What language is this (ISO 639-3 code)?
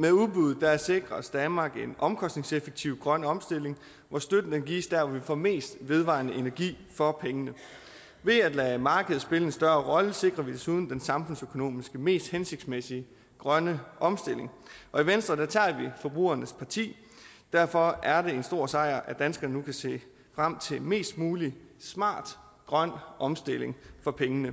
dan